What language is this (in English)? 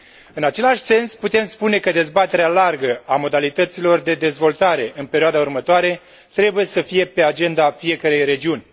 Romanian